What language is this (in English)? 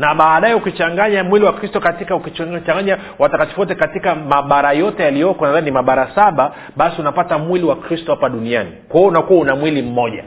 Swahili